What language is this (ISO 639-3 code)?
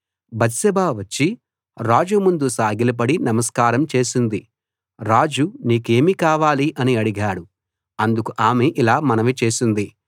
tel